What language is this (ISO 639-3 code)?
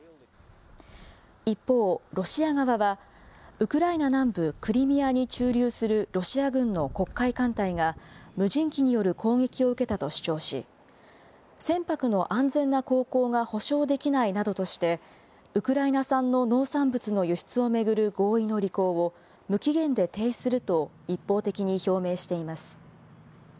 jpn